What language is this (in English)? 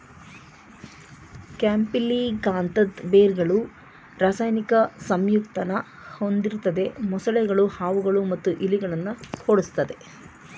Kannada